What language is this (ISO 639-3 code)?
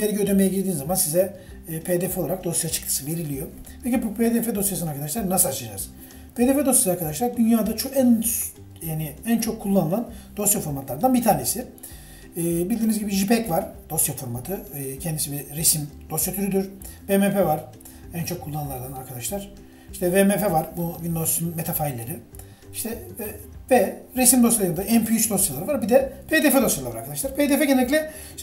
tur